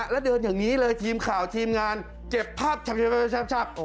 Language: Thai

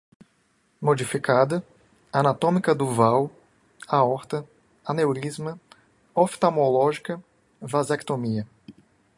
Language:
Portuguese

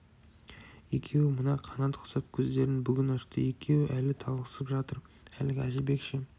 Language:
Kazakh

